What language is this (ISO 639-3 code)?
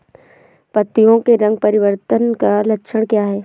hin